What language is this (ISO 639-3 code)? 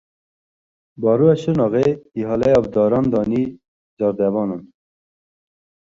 kur